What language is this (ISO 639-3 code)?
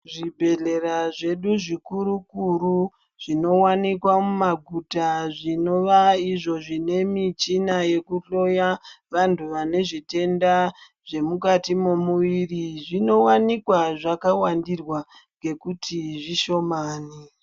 ndc